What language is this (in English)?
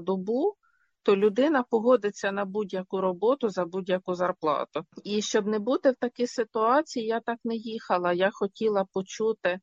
Ukrainian